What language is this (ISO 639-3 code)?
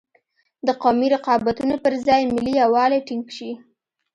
pus